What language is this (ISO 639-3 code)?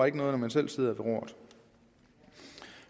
dan